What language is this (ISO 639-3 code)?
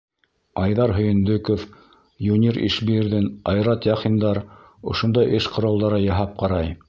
bak